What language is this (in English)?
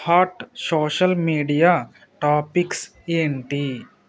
Telugu